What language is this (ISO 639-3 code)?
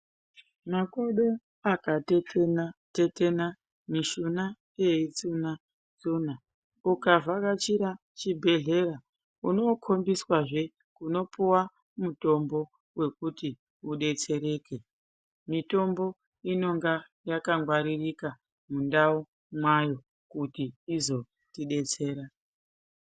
ndc